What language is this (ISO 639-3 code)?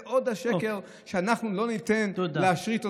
heb